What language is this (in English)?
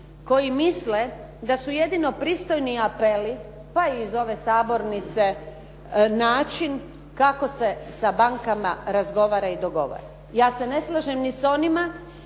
Croatian